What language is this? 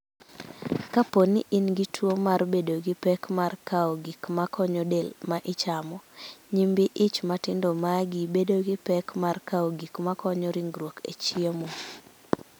Luo (Kenya and Tanzania)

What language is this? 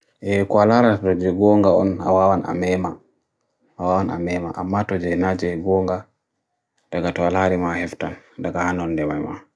Bagirmi Fulfulde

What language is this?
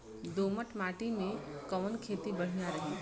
Bhojpuri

